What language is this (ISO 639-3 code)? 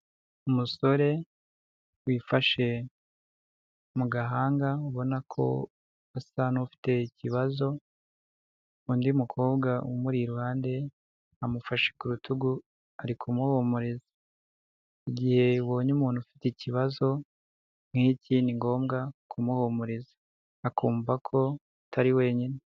kin